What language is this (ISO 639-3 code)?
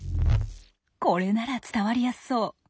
jpn